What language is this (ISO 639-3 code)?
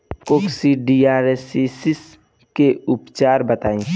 bho